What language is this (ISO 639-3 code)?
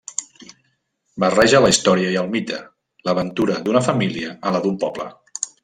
cat